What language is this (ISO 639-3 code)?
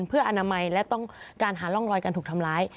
tha